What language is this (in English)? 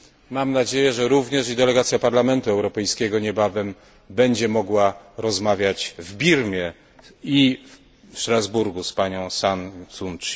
Polish